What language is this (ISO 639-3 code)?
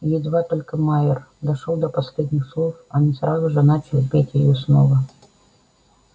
rus